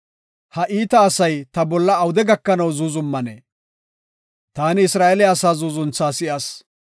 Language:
Gofa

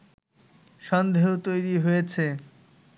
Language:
Bangla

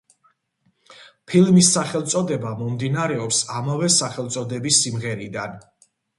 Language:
Georgian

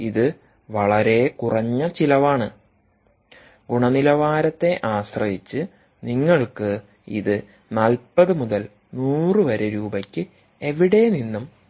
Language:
Malayalam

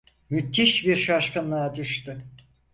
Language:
Turkish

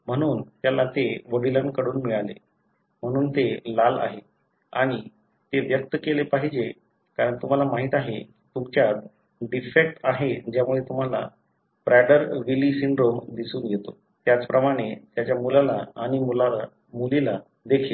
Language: Marathi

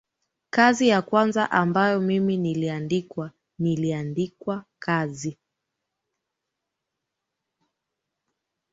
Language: Swahili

